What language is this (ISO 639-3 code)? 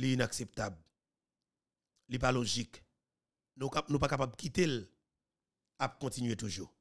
fra